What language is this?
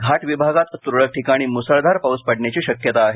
Marathi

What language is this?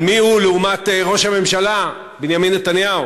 Hebrew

